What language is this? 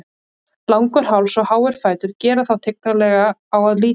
Icelandic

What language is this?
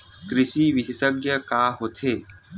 Chhattisgarhi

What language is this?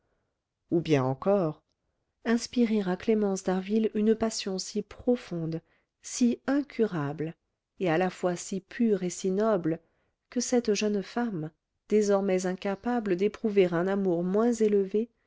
French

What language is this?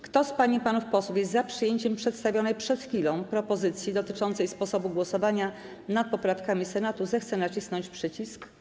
Polish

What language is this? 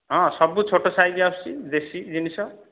Odia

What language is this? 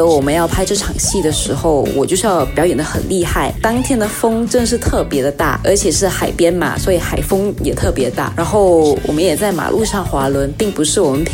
Chinese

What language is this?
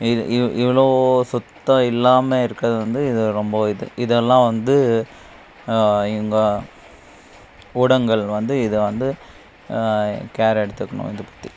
Tamil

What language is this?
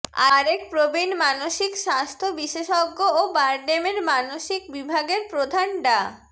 Bangla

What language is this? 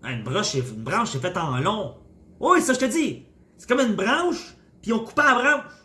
French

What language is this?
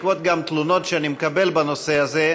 Hebrew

